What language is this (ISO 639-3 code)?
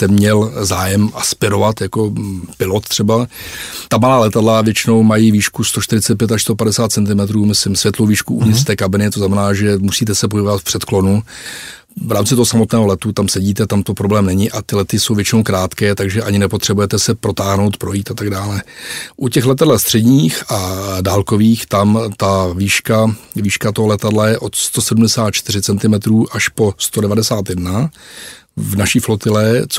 ces